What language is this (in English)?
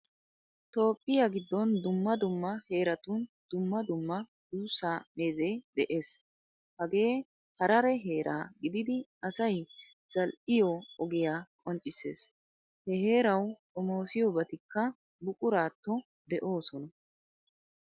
Wolaytta